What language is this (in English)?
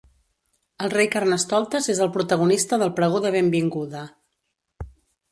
Catalan